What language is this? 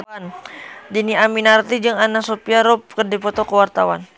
Sundanese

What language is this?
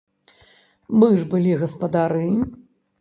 Belarusian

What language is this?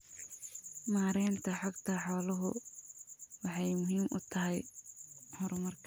Somali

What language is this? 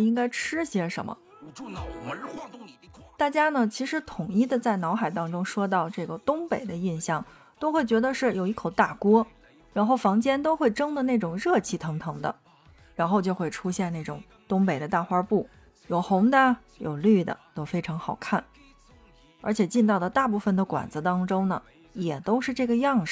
Chinese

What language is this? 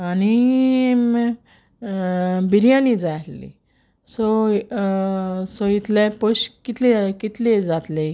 Konkani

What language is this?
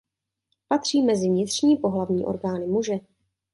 Czech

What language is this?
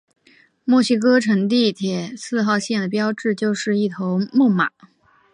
Chinese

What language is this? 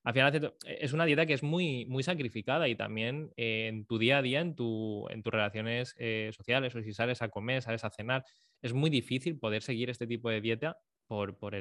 Spanish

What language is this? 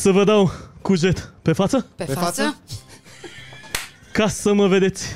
Romanian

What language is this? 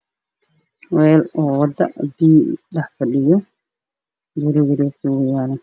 Somali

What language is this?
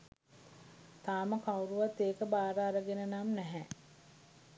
Sinhala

